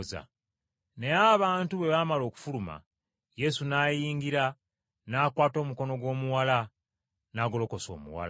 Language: Ganda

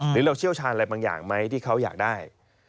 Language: Thai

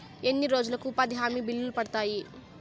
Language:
Telugu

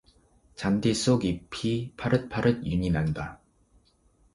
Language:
Korean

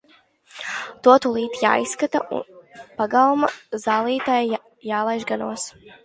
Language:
Latvian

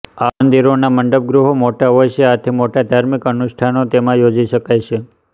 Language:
Gujarati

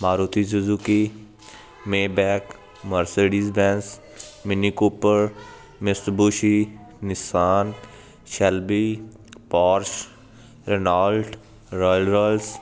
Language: Punjabi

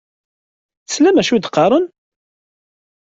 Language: Kabyle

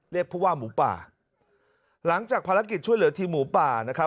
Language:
Thai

